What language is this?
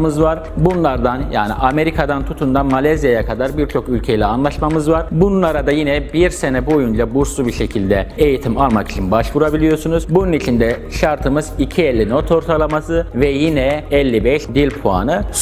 Turkish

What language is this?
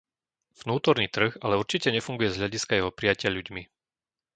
Slovak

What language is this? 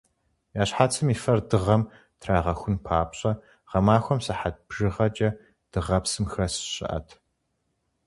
Kabardian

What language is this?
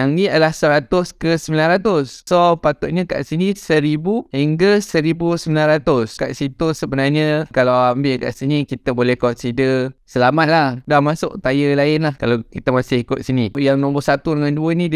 Malay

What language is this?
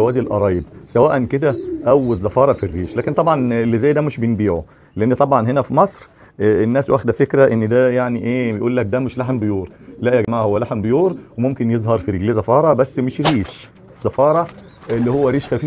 Arabic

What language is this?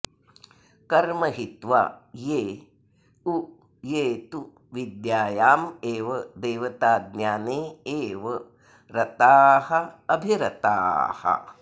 Sanskrit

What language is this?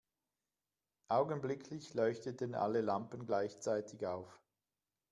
German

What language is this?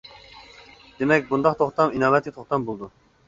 Uyghur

